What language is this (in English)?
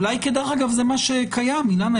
Hebrew